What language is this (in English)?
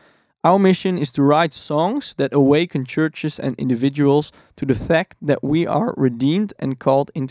Dutch